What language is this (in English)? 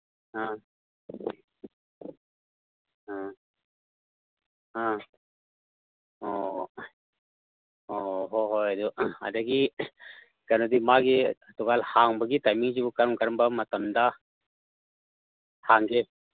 Manipuri